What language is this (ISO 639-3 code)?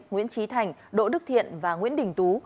vie